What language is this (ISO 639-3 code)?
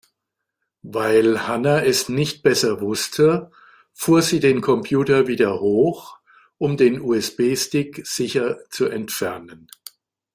deu